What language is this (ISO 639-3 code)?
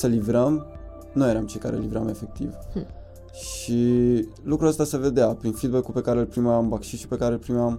ron